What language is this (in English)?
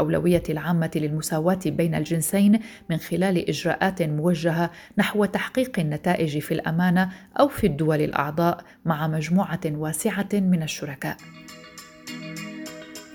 Arabic